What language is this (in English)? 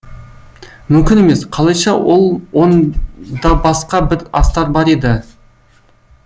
Kazakh